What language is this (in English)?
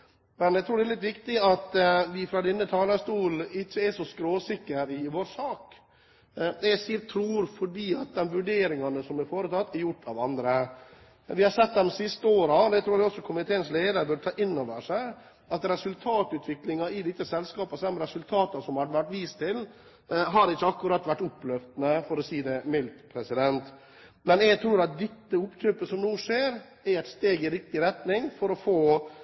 Norwegian Bokmål